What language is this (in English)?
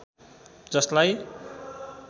Nepali